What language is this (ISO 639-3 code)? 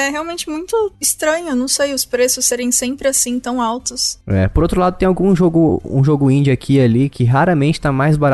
por